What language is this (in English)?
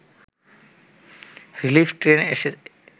Bangla